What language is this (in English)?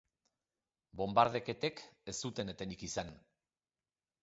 Basque